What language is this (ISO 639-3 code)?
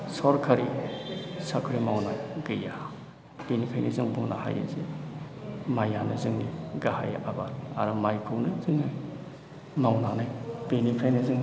brx